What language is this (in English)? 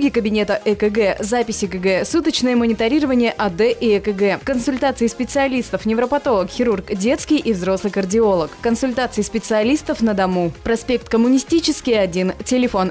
Russian